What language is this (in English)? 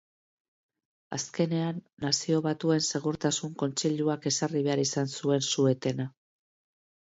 Basque